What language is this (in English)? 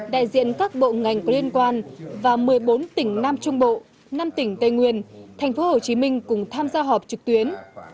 Vietnamese